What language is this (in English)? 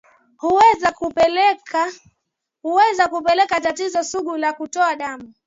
Swahili